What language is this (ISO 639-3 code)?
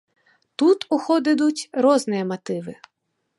bel